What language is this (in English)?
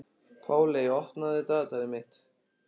Icelandic